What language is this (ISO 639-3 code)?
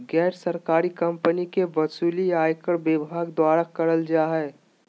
mag